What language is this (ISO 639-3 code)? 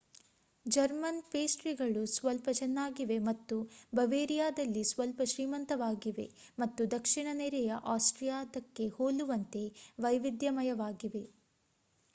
kan